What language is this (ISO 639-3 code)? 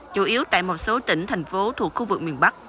vie